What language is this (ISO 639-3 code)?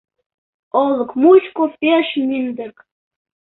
chm